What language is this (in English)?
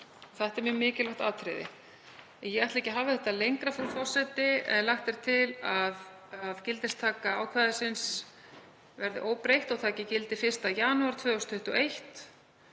Icelandic